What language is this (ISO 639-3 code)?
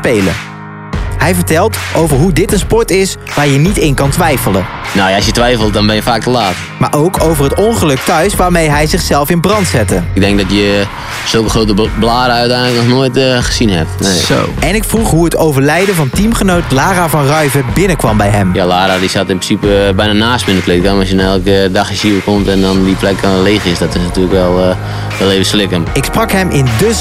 nld